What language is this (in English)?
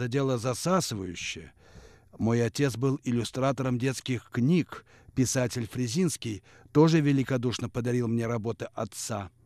Russian